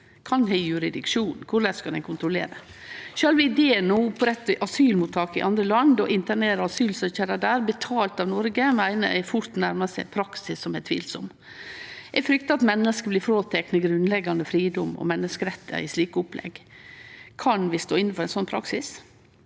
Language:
Norwegian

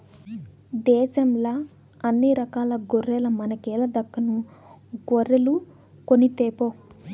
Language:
Telugu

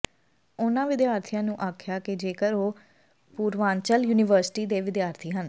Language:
Punjabi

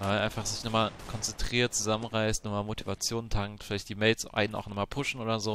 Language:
German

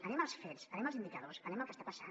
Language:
Catalan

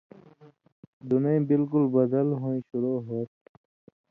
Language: Indus Kohistani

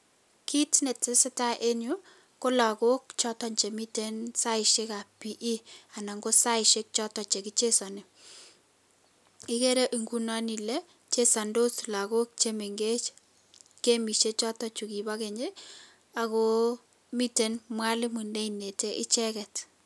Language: Kalenjin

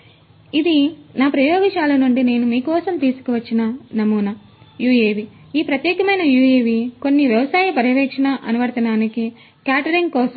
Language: Telugu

